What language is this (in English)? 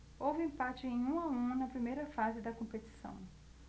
Portuguese